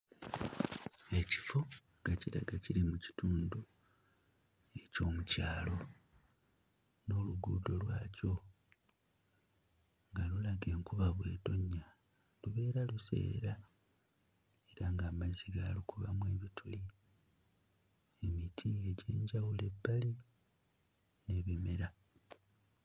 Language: Ganda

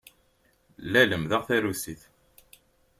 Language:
Kabyle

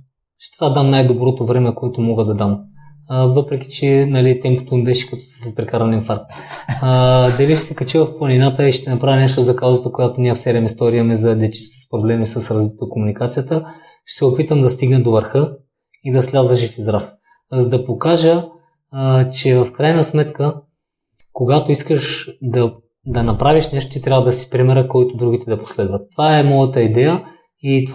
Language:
Bulgarian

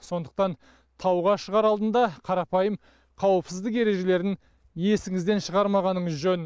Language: Kazakh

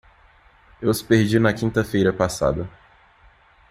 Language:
Portuguese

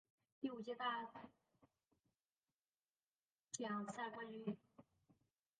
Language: Chinese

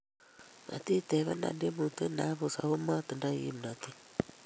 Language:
Kalenjin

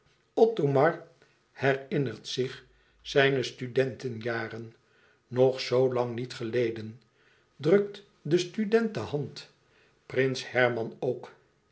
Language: Dutch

